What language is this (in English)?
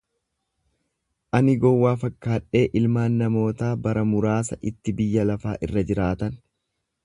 Oromo